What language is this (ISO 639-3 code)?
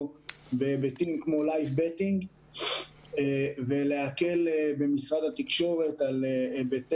heb